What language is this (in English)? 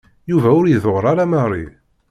Kabyle